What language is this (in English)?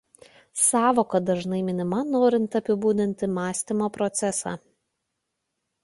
Lithuanian